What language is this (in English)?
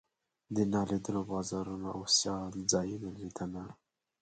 Pashto